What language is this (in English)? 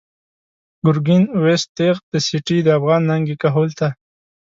Pashto